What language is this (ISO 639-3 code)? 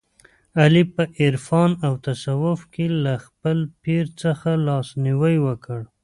pus